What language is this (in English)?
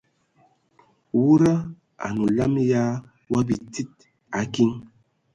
Ewondo